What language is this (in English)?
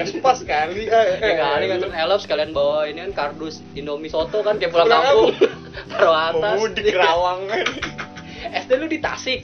Indonesian